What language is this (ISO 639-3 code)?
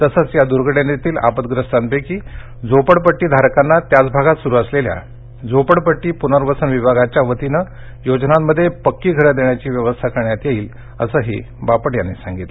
mar